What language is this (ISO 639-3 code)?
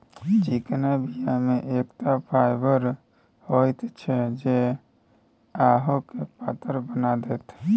mai